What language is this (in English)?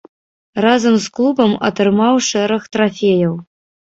Belarusian